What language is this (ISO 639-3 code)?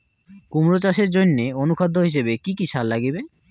ben